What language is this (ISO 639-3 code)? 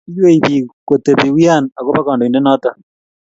kln